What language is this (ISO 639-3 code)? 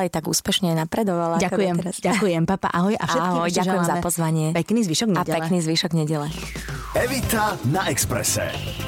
slk